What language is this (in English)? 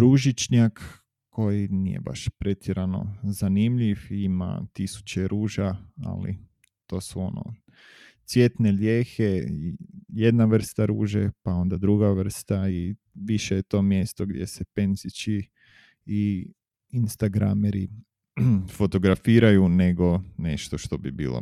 Croatian